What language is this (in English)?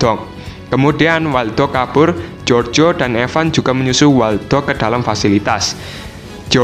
Indonesian